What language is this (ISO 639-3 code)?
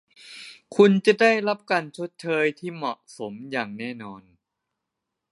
tha